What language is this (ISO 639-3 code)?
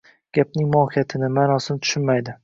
uzb